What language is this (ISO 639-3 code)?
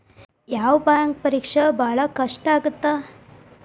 kan